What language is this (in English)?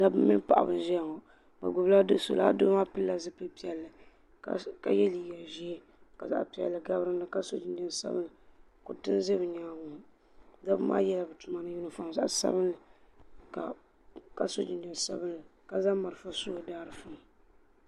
Dagbani